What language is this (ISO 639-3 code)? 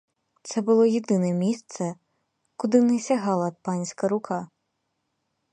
ukr